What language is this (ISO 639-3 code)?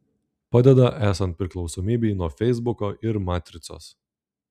lit